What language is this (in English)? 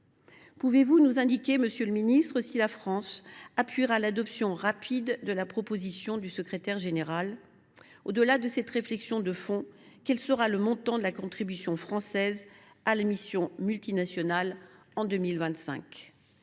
French